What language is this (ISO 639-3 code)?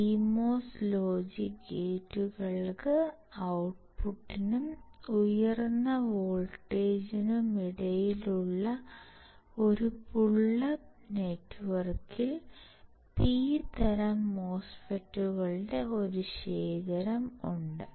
mal